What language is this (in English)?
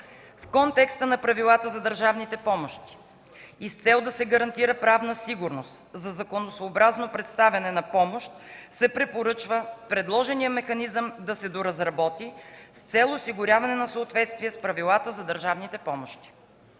Bulgarian